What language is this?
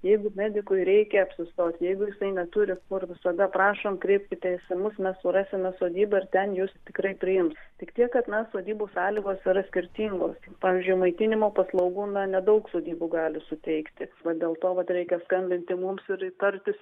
Lithuanian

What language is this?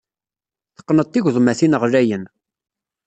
Kabyle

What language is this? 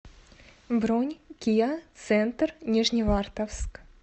Russian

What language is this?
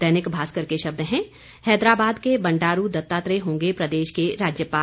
Hindi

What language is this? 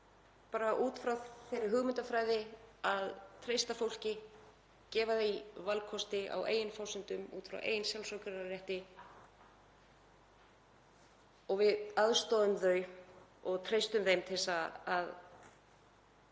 Icelandic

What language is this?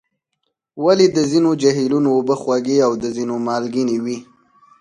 Pashto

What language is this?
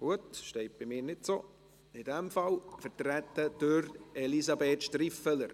Swiss German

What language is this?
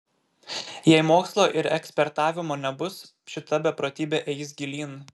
Lithuanian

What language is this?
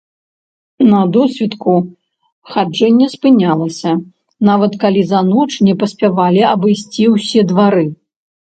Belarusian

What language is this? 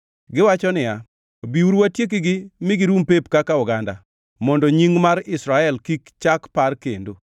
Luo (Kenya and Tanzania)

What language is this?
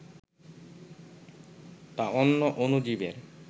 Bangla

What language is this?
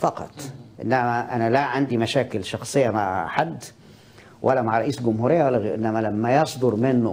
Arabic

